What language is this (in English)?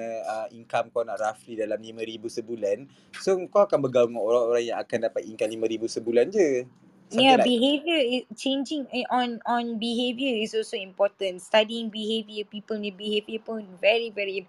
Malay